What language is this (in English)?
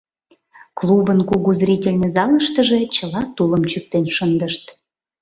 Mari